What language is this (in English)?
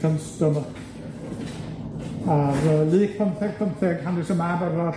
Welsh